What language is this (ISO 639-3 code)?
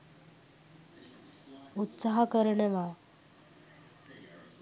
sin